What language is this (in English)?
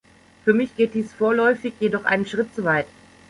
German